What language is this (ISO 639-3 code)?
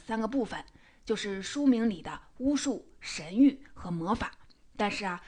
zho